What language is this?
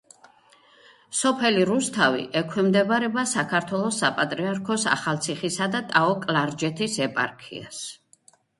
Georgian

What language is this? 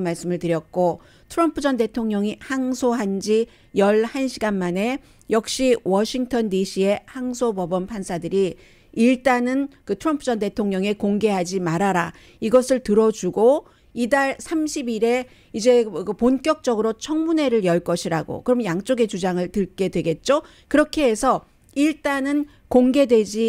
Korean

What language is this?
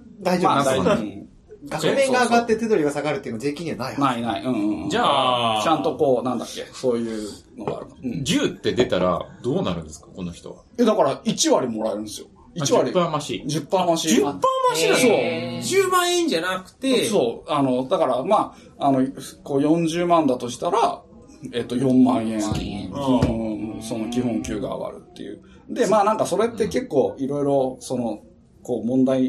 Japanese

